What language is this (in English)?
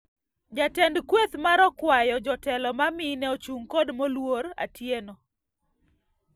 Luo (Kenya and Tanzania)